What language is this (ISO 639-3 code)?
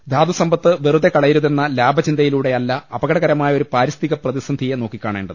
mal